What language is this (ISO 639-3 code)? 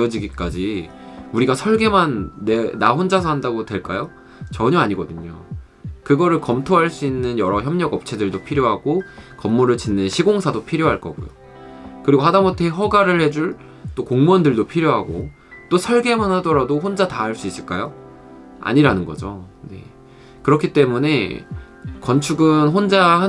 kor